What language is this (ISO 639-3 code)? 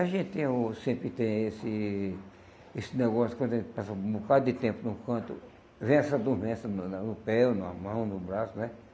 por